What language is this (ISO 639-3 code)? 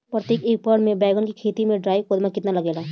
bho